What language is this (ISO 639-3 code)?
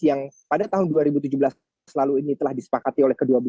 ind